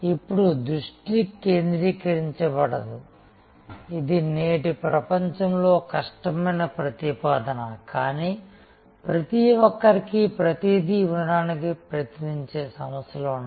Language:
Telugu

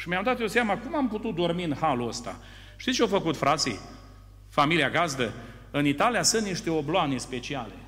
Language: Romanian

